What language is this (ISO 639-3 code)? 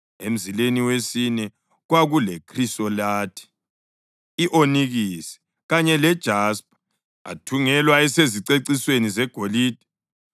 nde